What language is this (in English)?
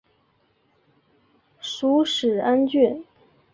Chinese